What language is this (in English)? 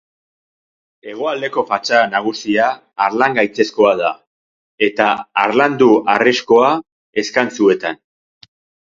Basque